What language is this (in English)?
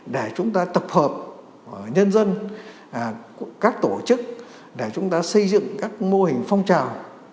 Vietnamese